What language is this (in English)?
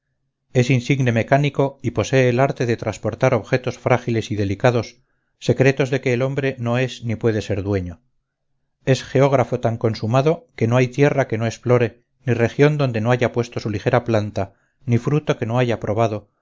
Spanish